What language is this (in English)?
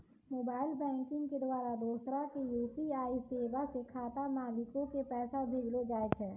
Maithili